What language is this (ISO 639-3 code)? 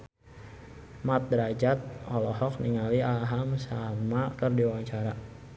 sun